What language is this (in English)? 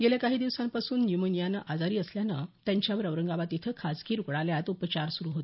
Marathi